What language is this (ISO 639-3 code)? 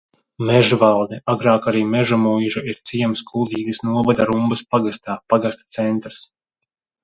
lav